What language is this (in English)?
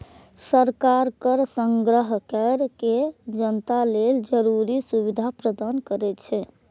Maithili